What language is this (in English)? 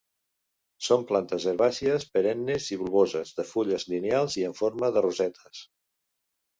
Catalan